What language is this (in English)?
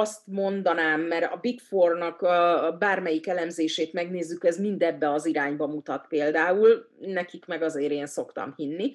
Hungarian